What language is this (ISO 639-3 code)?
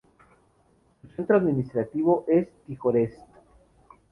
spa